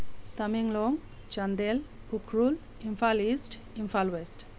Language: Manipuri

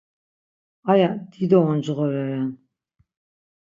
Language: Laz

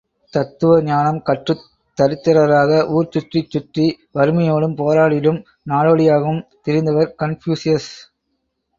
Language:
Tamil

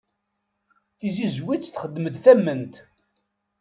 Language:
Kabyle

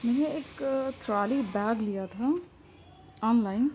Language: Urdu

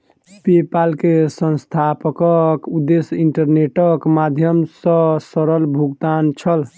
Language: Maithili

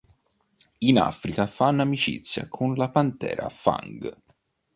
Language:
Italian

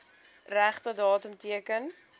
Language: Afrikaans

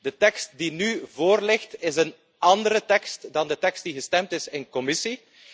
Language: Dutch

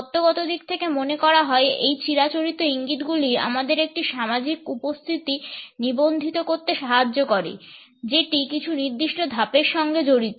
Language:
Bangla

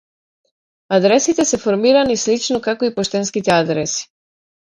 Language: Macedonian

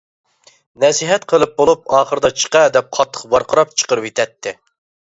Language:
Uyghur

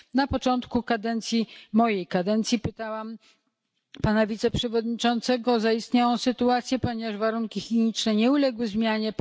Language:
Polish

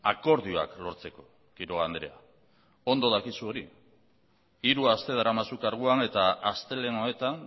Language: Basque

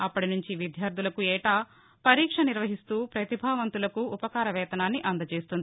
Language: Telugu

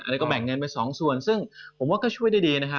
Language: Thai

